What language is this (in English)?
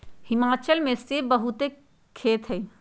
Magahi